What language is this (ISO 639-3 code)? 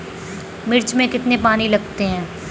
hin